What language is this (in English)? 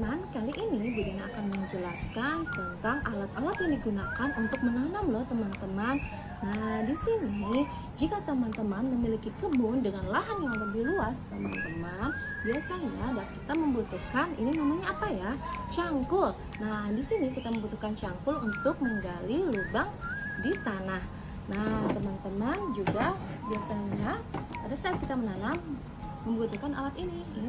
Indonesian